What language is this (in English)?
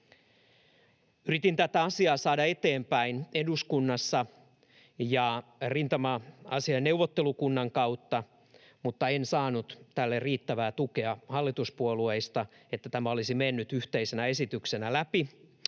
Finnish